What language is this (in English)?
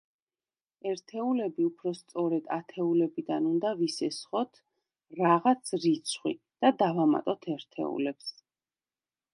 Georgian